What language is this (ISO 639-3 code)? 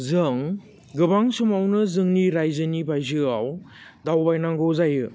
brx